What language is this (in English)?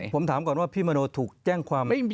Thai